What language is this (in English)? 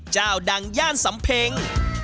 Thai